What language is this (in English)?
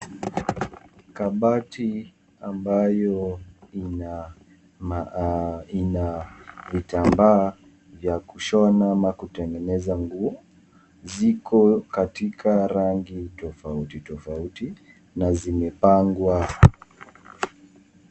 Swahili